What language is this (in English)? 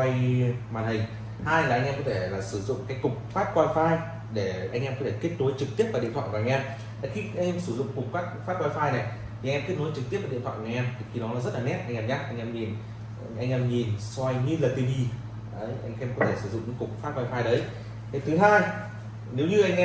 Vietnamese